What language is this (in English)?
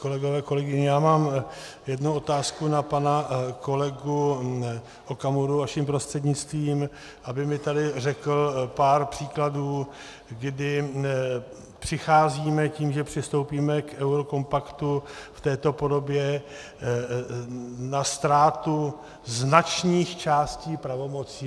Czech